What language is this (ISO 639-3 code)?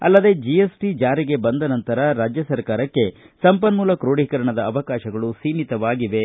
kan